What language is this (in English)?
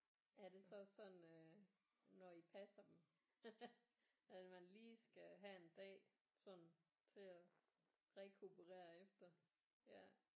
Danish